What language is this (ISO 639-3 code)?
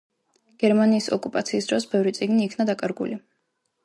kat